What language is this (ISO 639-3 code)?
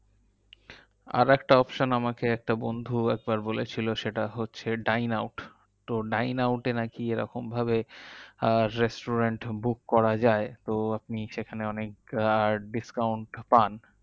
ben